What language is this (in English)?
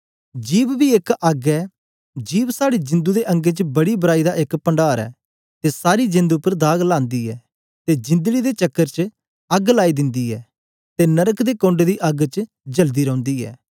Dogri